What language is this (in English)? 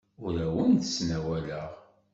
Kabyle